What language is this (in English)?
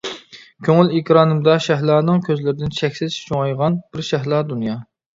Uyghur